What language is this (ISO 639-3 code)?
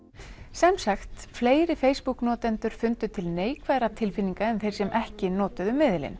isl